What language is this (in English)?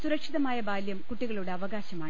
Malayalam